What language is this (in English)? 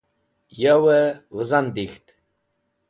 Wakhi